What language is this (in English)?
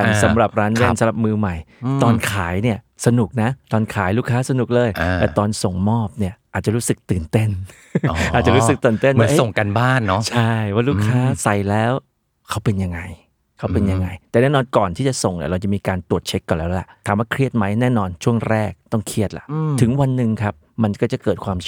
Thai